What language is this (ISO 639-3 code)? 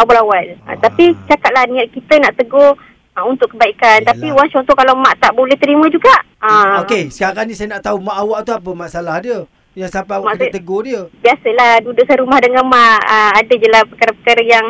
msa